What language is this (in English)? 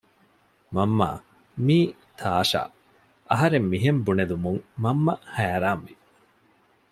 Divehi